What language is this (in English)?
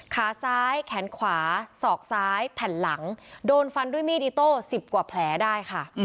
Thai